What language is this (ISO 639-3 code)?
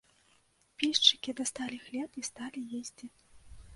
bel